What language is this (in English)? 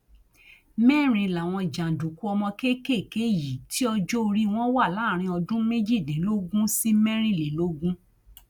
Yoruba